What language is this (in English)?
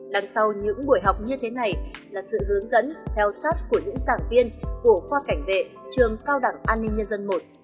Vietnamese